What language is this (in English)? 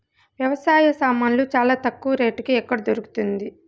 Telugu